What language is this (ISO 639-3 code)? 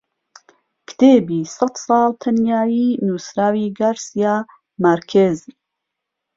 ckb